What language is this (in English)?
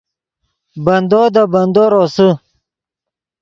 Yidgha